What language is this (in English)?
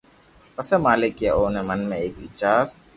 Loarki